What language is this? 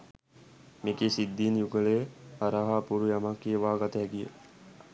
Sinhala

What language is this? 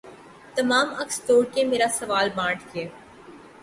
Urdu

